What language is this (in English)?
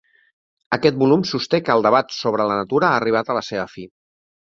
Catalan